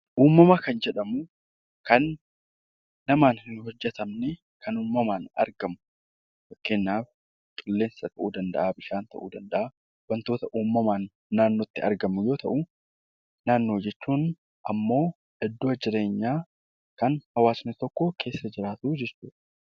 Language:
Oromo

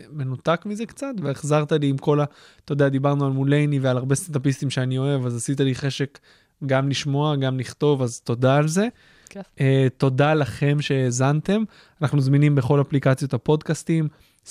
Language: Hebrew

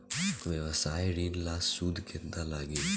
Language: Bhojpuri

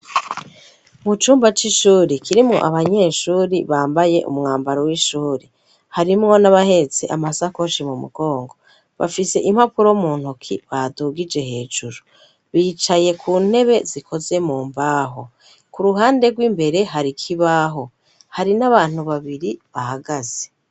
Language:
Rundi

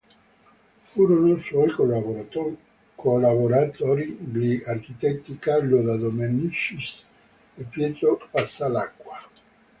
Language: Italian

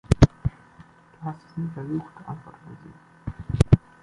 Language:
German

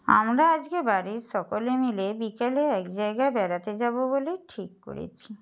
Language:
Bangla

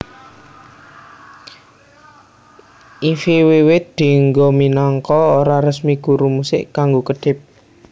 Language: Javanese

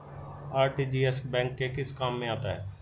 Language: Hindi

